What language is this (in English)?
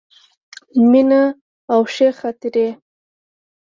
Pashto